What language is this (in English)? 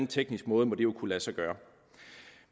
Danish